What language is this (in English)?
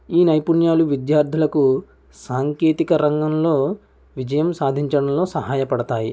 Telugu